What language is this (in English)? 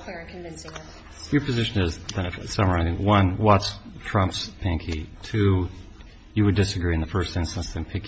English